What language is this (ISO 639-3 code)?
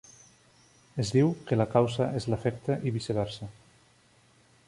cat